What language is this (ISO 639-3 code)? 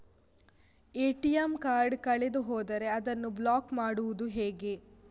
kan